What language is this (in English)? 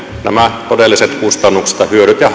Finnish